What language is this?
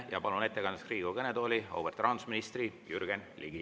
Estonian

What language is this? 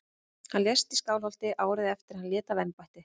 Icelandic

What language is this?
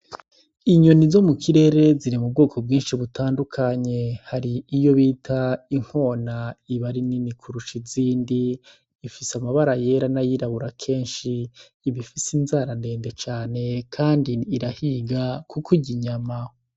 Rundi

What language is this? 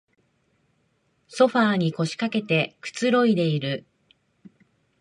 Japanese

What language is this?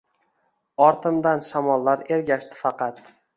Uzbek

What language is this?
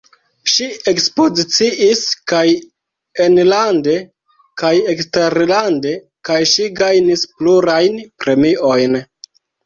Esperanto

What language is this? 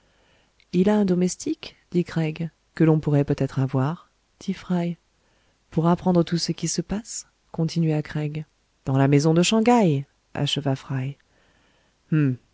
French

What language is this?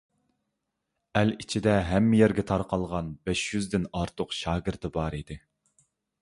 Uyghur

